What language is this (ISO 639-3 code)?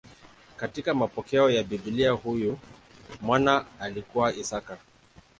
swa